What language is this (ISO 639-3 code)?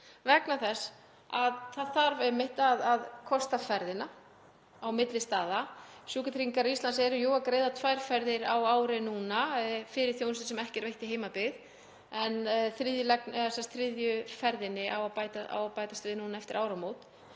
isl